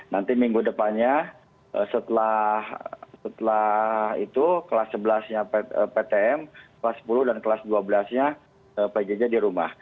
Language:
Indonesian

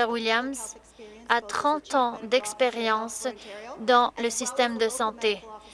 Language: French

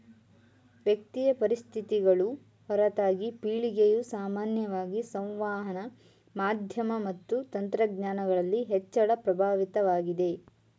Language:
Kannada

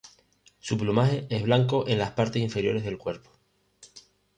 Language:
Spanish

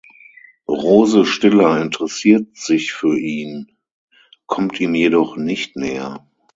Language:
German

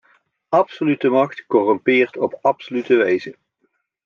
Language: Dutch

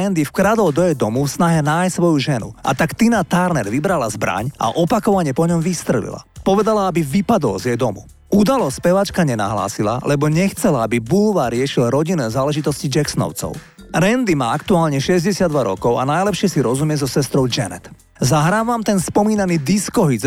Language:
Slovak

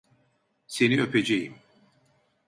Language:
Turkish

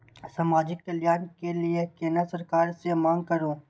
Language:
Maithili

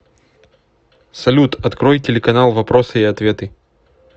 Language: Russian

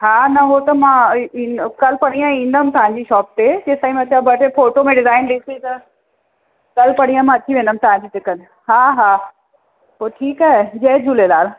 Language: Sindhi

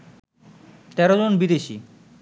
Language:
Bangla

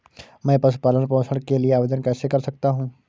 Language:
Hindi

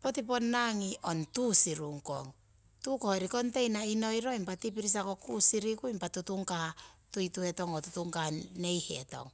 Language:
Siwai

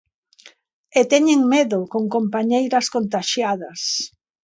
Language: Galician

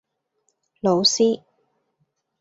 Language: Cantonese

